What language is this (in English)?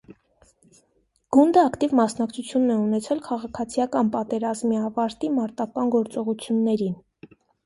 Armenian